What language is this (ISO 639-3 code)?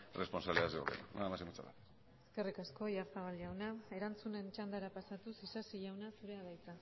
eus